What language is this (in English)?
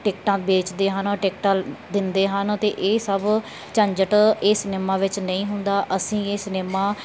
Punjabi